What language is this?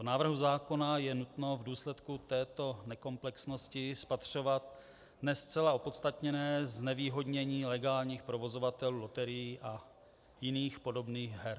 Czech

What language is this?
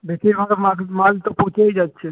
Bangla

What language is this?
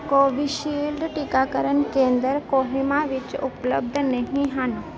Punjabi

